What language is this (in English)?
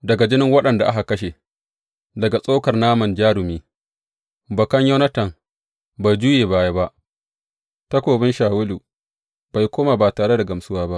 Hausa